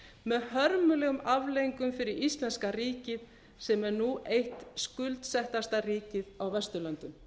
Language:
Icelandic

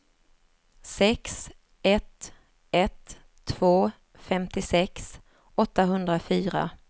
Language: Swedish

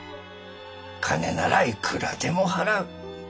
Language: Japanese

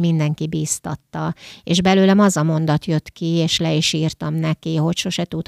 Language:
Hungarian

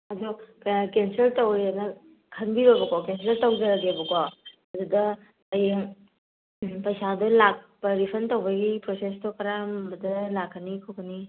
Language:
Manipuri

